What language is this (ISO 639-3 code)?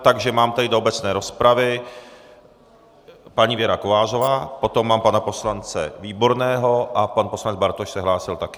ces